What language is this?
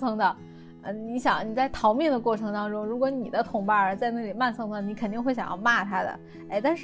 Chinese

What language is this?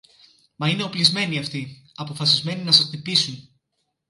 Greek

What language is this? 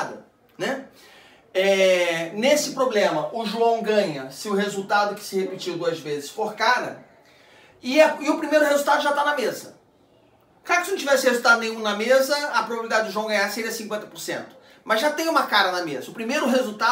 Portuguese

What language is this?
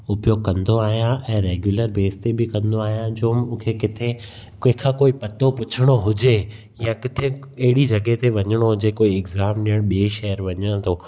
Sindhi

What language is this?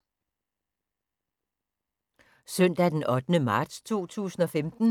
Danish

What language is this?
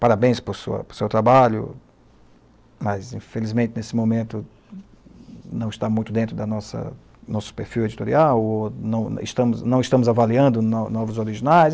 Portuguese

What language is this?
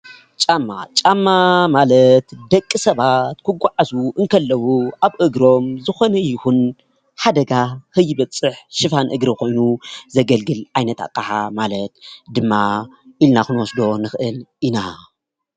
Tigrinya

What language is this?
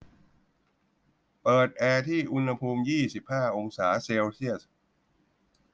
Thai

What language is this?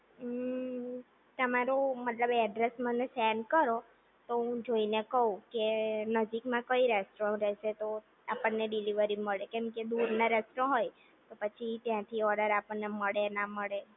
Gujarati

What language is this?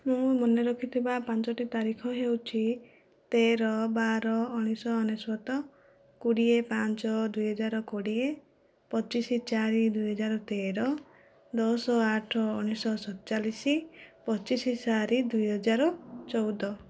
Odia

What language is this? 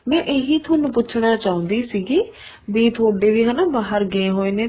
Punjabi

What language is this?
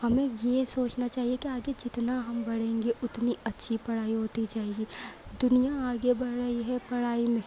Urdu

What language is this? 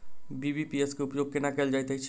Maithili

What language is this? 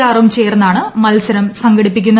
Malayalam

